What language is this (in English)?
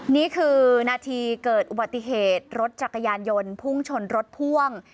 Thai